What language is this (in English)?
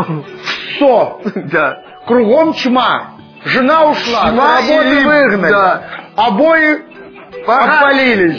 Russian